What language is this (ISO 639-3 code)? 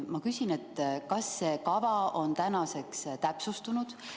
est